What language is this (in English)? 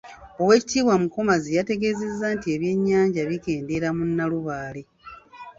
Ganda